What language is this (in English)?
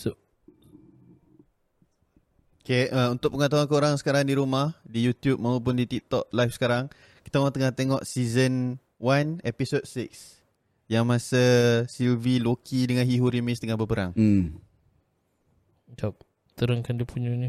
Malay